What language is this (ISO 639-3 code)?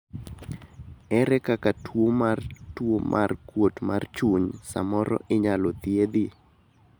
luo